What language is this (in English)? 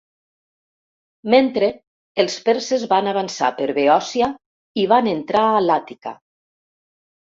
Catalan